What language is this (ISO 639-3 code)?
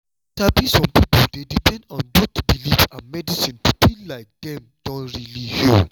pcm